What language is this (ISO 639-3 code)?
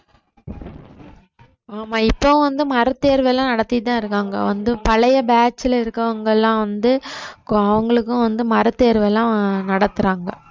tam